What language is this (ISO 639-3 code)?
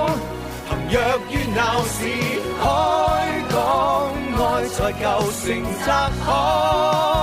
zho